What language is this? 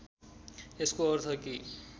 Nepali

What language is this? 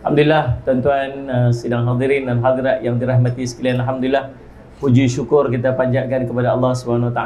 Malay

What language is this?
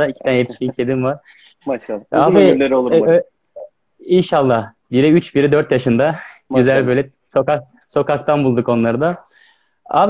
Turkish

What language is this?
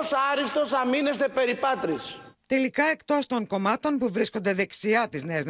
Greek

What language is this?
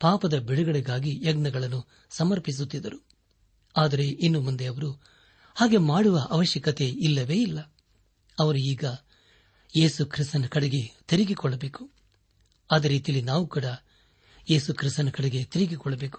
Kannada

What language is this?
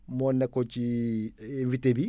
Wolof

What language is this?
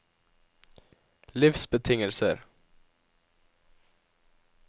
Norwegian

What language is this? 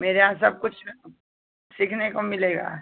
Hindi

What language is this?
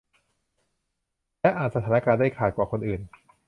Thai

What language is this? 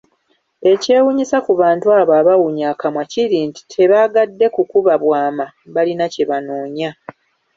Ganda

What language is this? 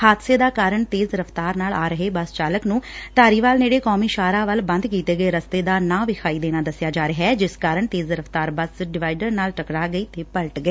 Punjabi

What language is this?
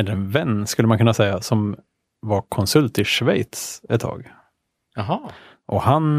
Swedish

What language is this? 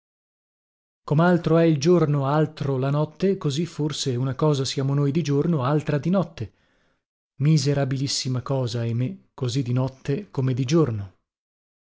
Italian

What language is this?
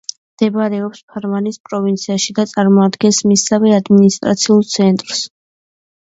Georgian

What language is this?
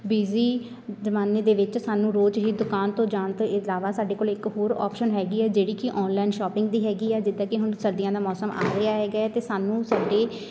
Punjabi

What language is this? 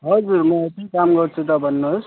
Nepali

